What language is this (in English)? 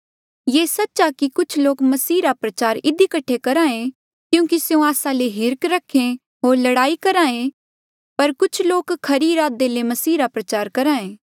Mandeali